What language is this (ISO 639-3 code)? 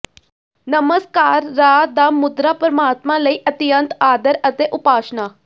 pan